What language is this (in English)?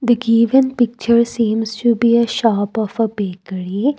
English